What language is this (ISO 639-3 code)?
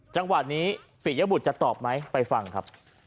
tha